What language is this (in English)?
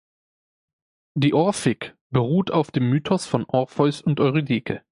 German